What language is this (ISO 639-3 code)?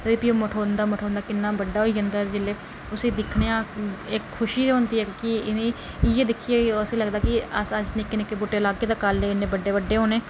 doi